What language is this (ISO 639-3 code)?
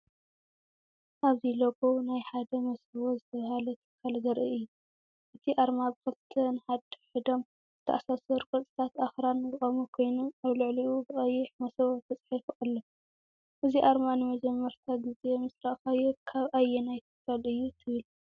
tir